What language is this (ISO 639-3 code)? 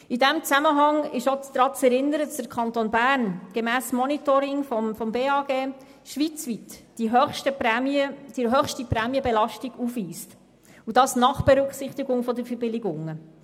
gsw